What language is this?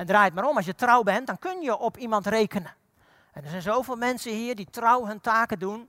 Dutch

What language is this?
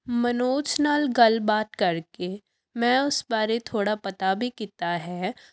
Punjabi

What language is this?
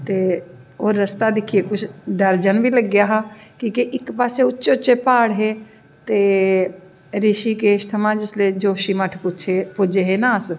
Dogri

